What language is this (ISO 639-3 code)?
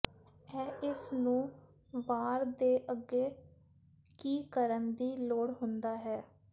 pan